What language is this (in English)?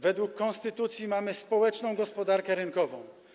Polish